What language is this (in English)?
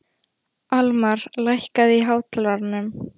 Icelandic